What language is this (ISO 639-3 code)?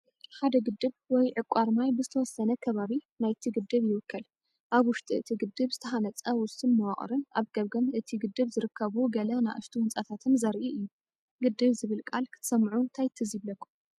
tir